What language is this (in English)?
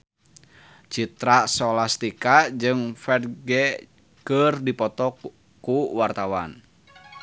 Sundanese